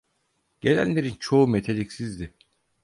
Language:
Turkish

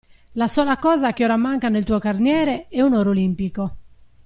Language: Italian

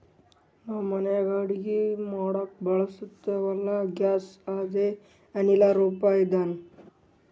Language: Kannada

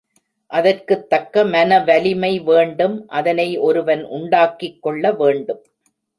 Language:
Tamil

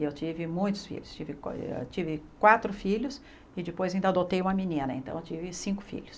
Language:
Portuguese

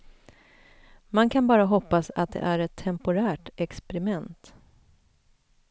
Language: Swedish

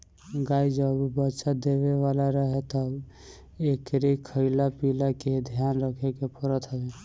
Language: Bhojpuri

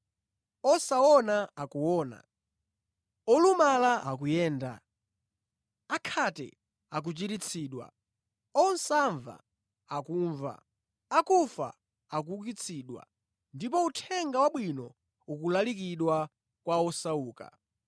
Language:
Nyanja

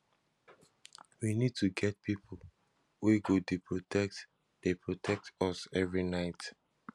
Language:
Nigerian Pidgin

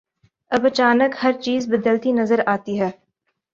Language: Urdu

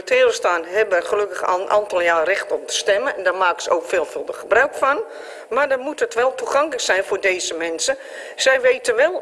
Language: Dutch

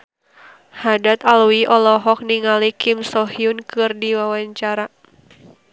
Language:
Sundanese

